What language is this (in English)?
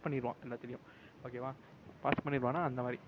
Tamil